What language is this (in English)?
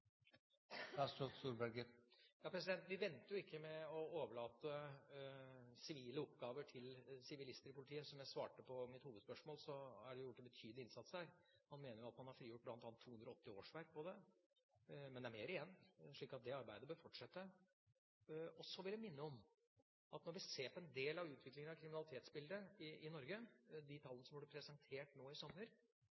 Norwegian